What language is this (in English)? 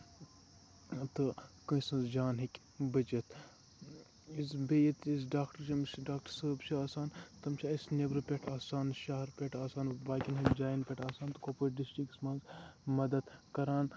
Kashmiri